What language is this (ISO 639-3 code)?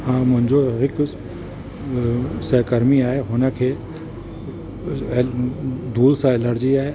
snd